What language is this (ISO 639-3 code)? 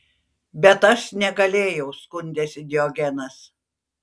lit